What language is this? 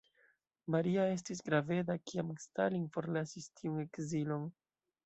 Esperanto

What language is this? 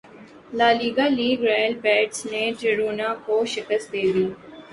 Urdu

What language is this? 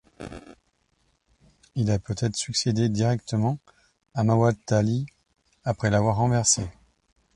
French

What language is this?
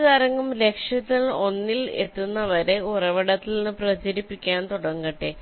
Malayalam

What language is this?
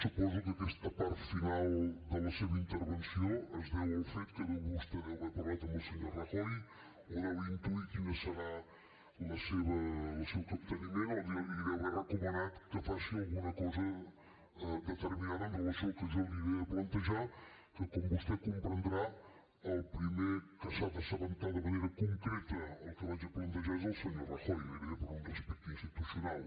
Catalan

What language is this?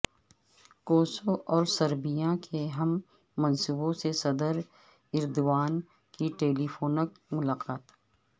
Urdu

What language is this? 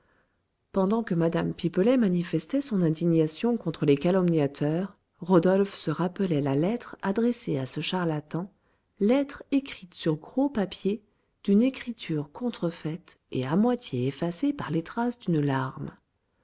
French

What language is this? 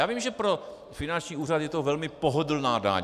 Czech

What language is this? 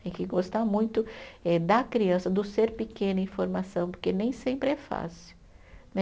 Portuguese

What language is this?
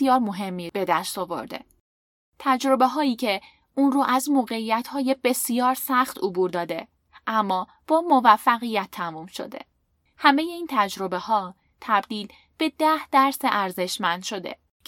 Persian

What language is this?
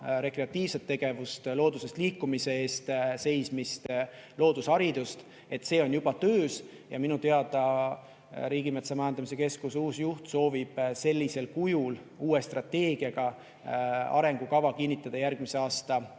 Estonian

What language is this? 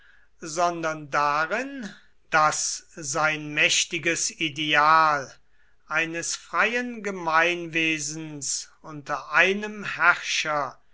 German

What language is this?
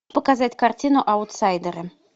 Russian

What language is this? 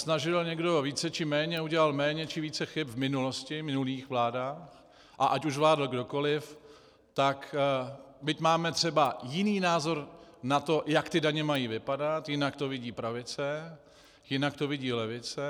Czech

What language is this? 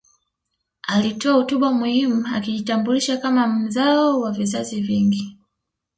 Swahili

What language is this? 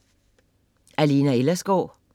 Danish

